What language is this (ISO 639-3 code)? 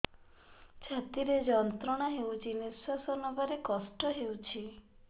ori